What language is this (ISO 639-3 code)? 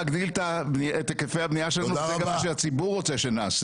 heb